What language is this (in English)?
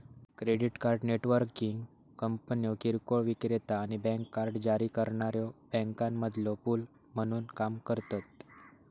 Marathi